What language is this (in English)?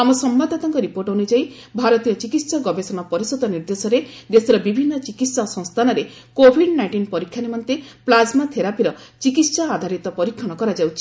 Odia